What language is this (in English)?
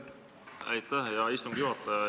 Estonian